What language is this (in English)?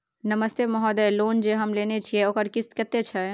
Maithili